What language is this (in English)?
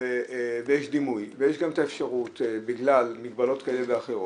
Hebrew